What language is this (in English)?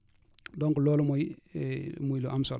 Wolof